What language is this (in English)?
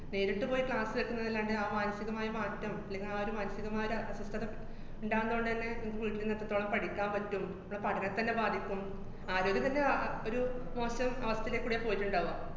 Malayalam